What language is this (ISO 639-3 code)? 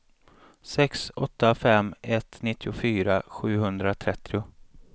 swe